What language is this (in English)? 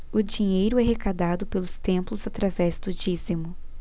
Portuguese